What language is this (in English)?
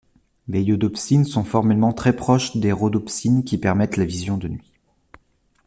French